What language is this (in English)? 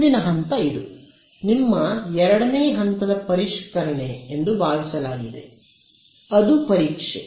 Kannada